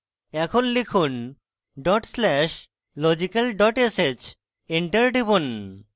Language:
Bangla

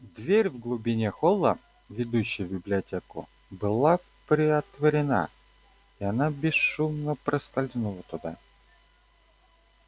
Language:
Russian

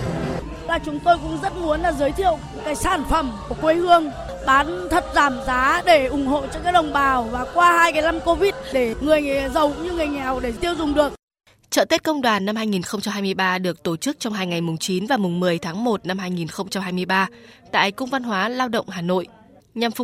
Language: Vietnamese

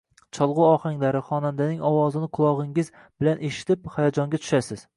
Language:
Uzbek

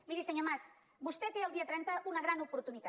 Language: Catalan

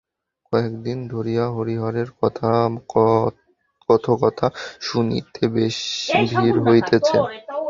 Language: Bangla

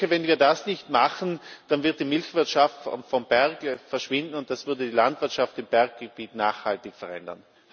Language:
German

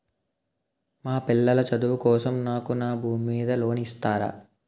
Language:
Telugu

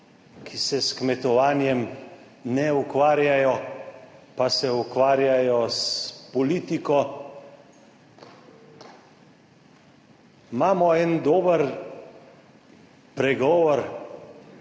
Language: Slovenian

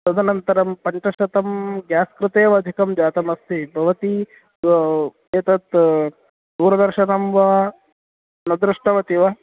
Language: Sanskrit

